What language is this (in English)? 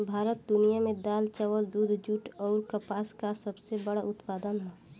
Bhojpuri